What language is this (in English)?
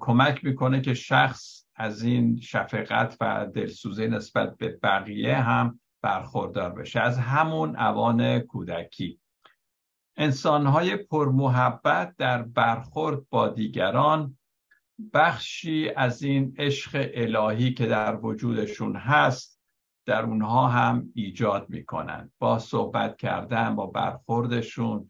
Persian